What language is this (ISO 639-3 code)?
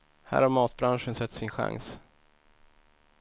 swe